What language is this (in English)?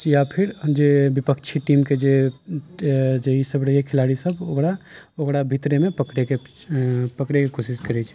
Maithili